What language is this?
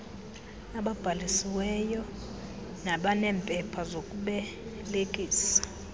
Xhosa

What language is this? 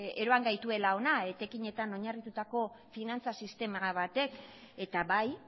Basque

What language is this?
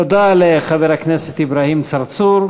Hebrew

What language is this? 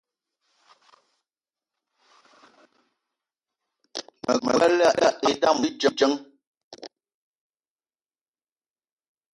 Eton (Cameroon)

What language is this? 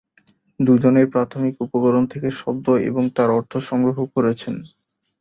Bangla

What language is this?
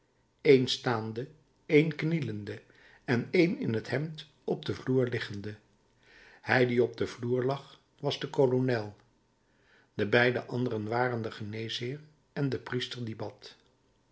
Dutch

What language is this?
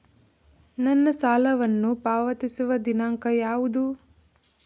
Kannada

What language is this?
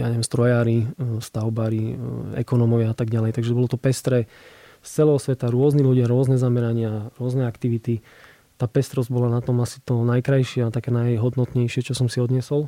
Slovak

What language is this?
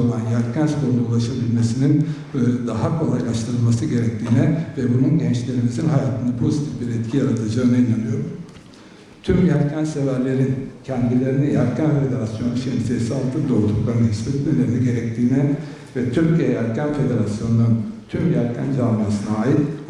Turkish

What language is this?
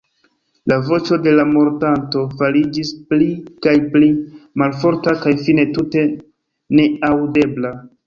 Esperanto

